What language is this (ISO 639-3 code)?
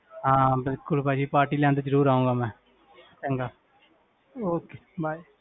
pan